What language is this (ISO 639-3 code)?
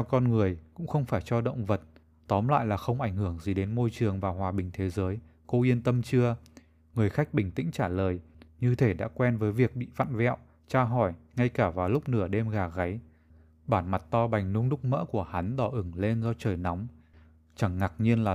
vie